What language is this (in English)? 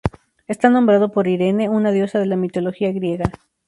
Spanish